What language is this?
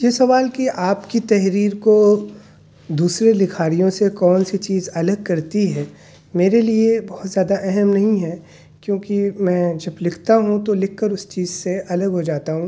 Urdu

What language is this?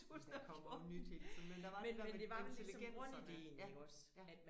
Danish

